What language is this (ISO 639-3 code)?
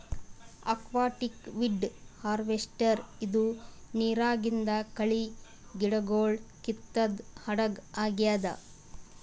kan